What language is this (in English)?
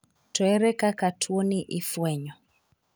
Luo (Kenya and Tanzania)